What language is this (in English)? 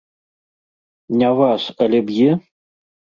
Belarusian